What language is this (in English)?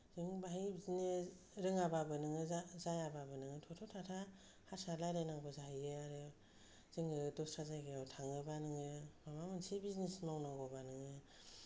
Bodo